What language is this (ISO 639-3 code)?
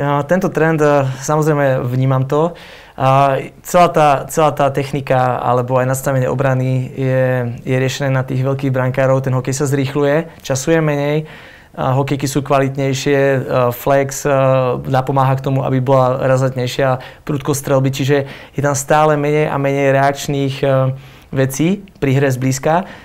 slk